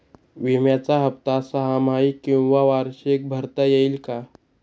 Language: Marathi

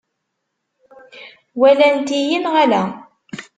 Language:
Kabyle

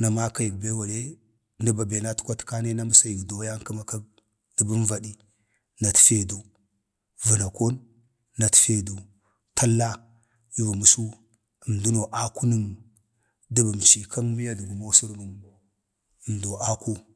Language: Bade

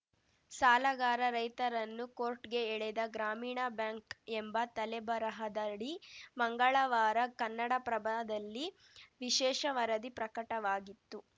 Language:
Kannada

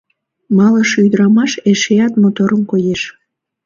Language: Mari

